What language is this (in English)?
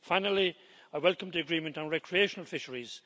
English